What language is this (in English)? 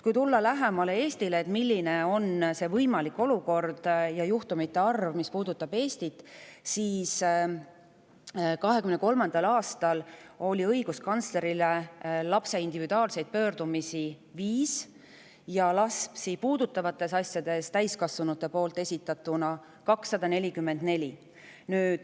Estonian